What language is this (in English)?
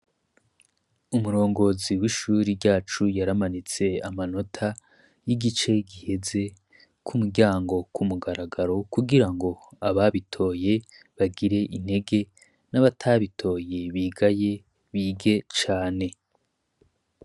Rundi